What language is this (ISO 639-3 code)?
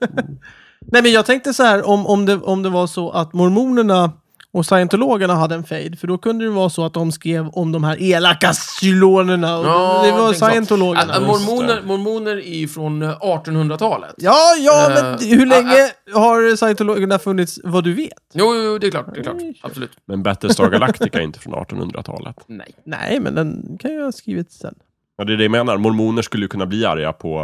swe